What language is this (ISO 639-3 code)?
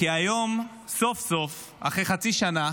heb